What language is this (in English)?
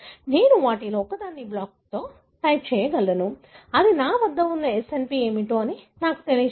Telugu